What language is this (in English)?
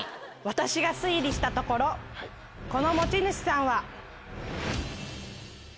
Japanese